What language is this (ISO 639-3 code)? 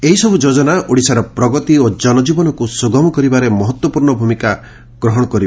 ori